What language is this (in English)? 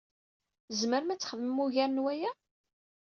Kabyle